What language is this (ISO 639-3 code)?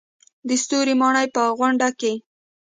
pus